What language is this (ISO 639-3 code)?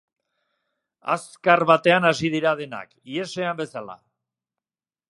eus